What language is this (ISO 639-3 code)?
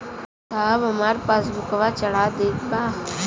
bho